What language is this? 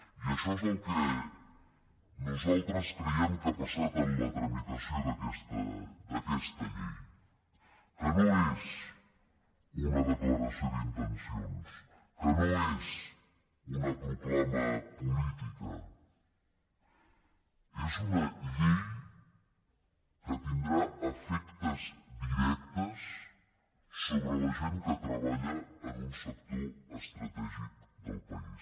Catalan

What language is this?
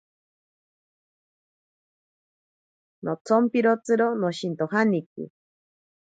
Ashéninka Perené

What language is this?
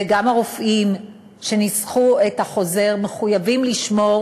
Hebrew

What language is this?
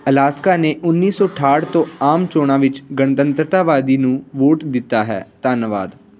Punjabi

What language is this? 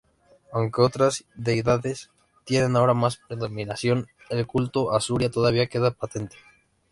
Spanish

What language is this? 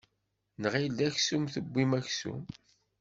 Kabyle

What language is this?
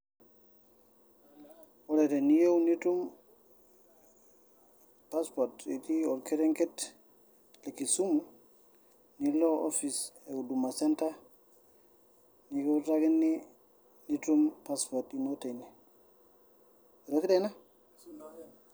Masai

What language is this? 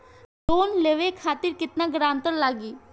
Bhojpuri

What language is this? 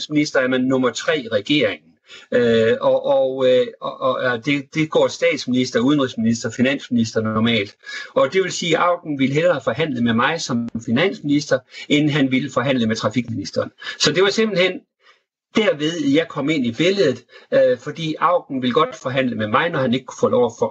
Danish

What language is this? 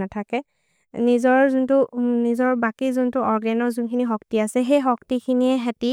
Maria (India)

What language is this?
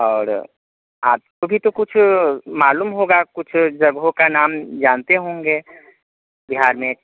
Hindi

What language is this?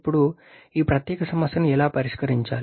Telugu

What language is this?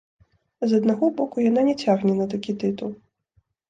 Belarusian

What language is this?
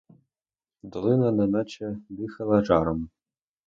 Ukrainian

